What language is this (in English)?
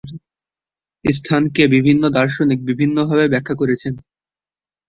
Bangla